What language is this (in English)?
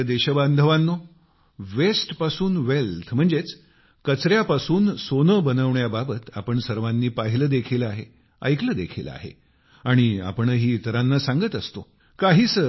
Marathi